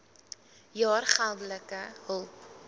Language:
Afrikaans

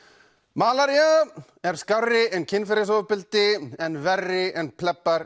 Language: Icelandic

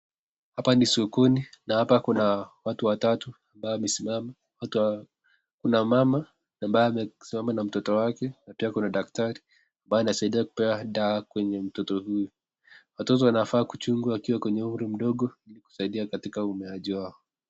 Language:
Swahili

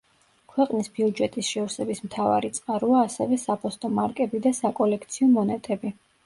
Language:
Georgian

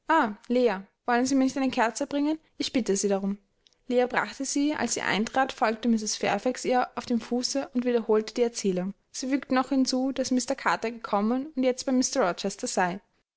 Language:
German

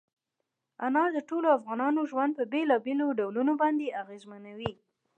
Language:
Pashto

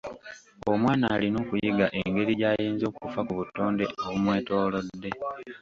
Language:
Ganda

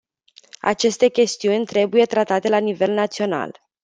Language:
Romanian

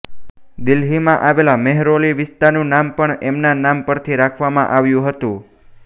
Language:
Gujarati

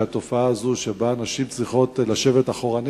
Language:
Hebrew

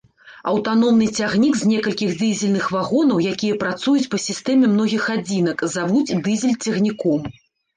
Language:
Belarusian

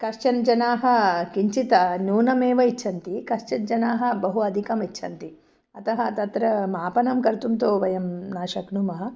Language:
Sanskrit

